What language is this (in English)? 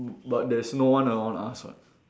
English